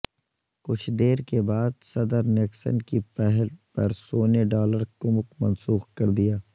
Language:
Urdu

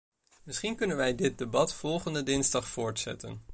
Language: Dutch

